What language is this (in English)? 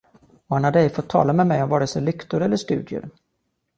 Swedish